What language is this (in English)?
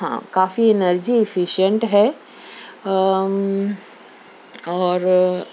Urdu